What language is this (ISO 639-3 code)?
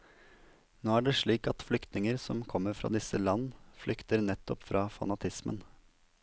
nor